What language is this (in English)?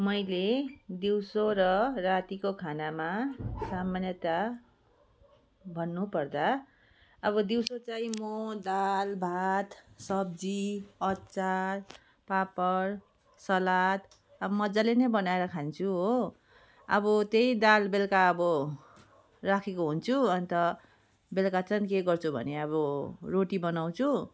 Nepali